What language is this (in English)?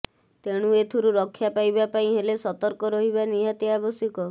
Odia